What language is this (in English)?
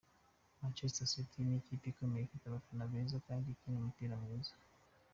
Kinyarwanda